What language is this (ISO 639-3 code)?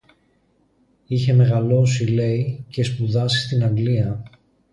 ell